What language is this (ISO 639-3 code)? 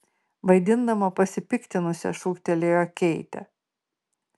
lit